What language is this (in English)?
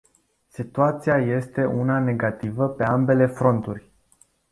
Romanian